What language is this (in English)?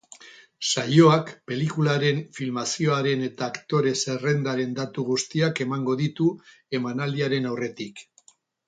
Basque